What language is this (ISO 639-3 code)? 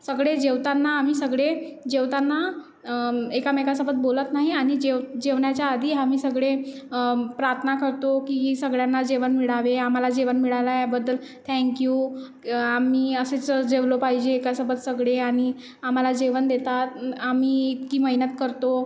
mar